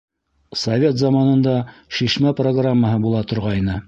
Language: Bashkir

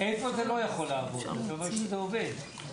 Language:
Hebrew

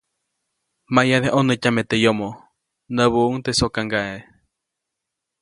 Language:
Copainalá Zoque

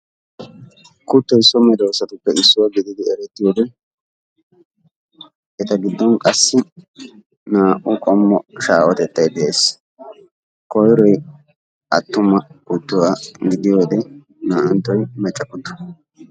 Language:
Wolaytta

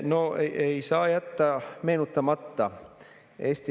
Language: Estonian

